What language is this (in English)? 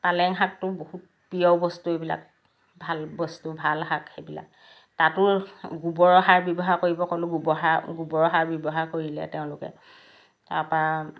Assamese